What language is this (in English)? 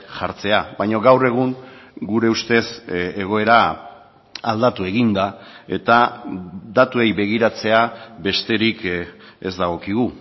Basque